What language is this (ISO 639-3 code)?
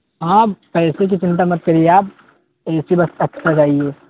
urd